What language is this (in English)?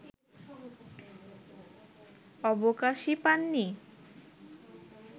Bangla